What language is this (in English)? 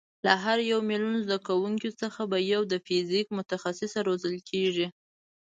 Pashto